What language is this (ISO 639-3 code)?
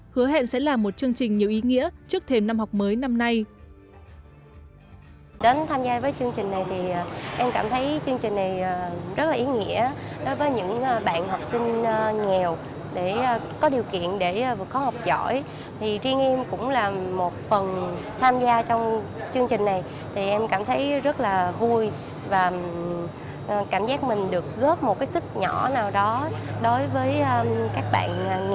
vie